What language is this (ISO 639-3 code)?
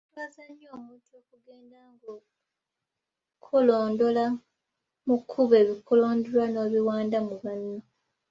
lug